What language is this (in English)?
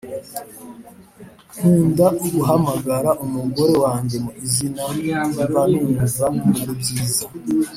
Kinyarwanda